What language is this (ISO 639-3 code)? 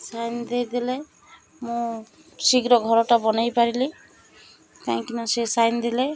ori